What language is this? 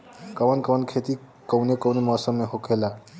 Bhojpuri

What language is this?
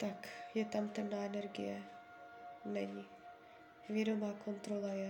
Czech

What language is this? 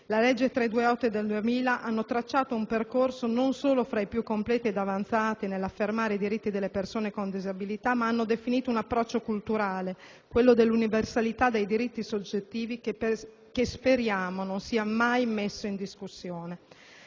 Italian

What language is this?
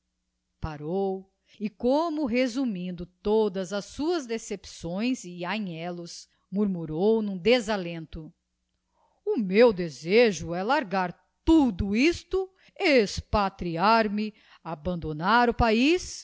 Portuguese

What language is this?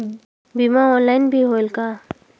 Chhattisgarhi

